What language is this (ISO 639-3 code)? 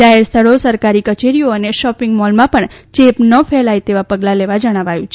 guj